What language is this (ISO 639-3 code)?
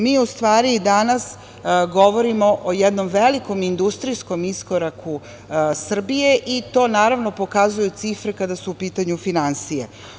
srp